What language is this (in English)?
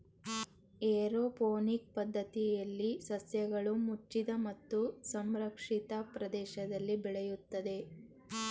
Kannada